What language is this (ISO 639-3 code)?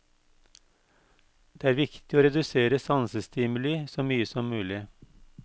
nor